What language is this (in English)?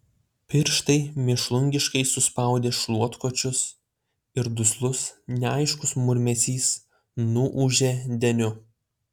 Lithuanian